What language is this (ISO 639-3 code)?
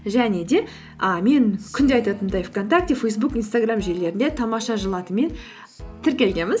kaz